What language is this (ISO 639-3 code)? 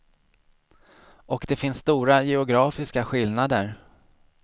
swe